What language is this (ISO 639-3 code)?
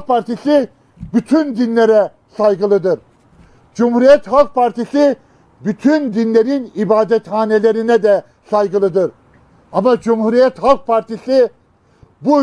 tur